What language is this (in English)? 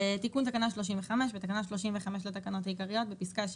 Hebrew